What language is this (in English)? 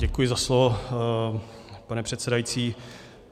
Czech